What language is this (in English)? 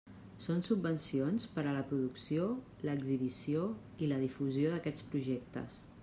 Catalan